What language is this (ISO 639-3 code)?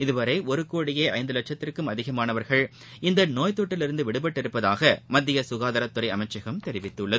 tam